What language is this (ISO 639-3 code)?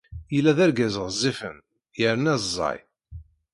kab